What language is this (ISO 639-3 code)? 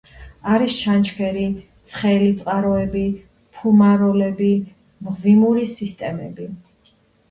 kat